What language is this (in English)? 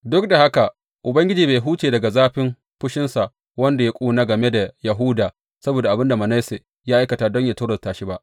Hausa